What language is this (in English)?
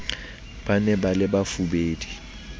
Southern Sotho